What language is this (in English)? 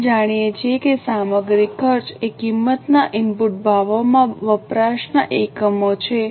Gujarati